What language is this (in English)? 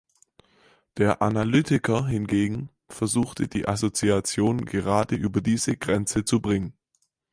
German